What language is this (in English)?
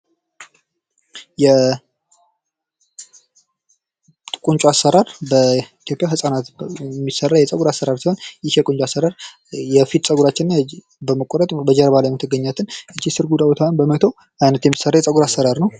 Amharic